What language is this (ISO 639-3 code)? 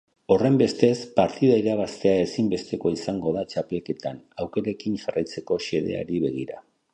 eus